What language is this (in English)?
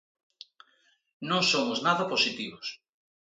Galician